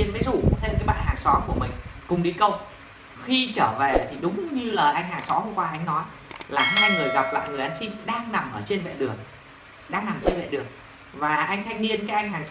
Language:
Vietnamese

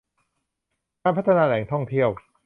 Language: Thai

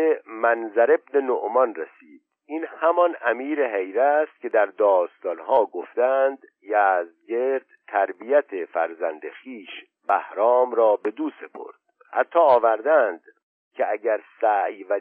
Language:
Persian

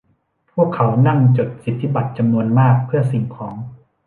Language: Thai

